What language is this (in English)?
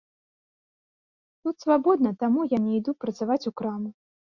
Belarusian